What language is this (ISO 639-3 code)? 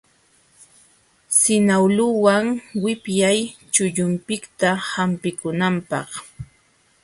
qxw